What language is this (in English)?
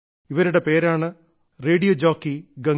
Malayalam